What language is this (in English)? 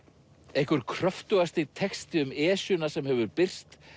Icelandic